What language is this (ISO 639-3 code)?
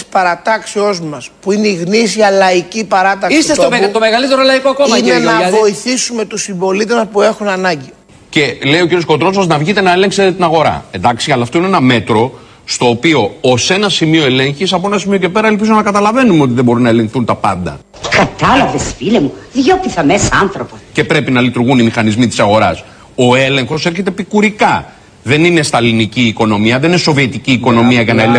ell